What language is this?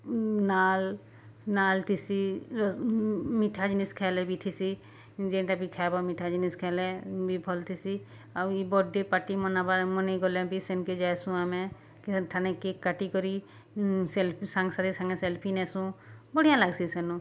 Odia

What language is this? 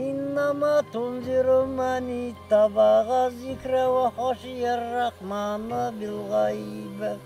Turkish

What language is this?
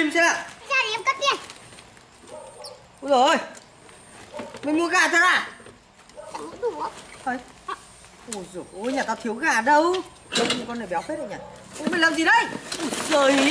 Vietnamese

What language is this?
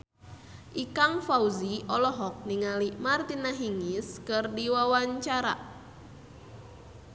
Sundanese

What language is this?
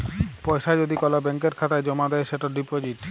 Bangla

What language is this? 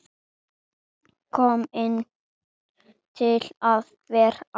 Icelandic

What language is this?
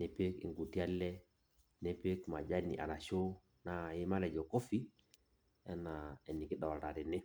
Masai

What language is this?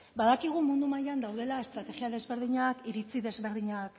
Basque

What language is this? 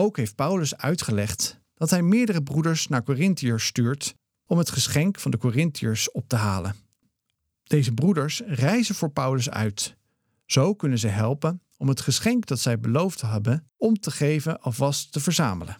Dutch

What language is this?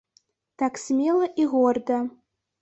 Belarusian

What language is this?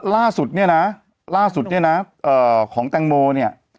Thai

